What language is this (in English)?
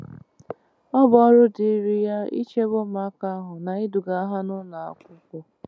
Igbo